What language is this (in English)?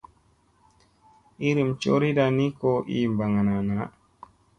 Musey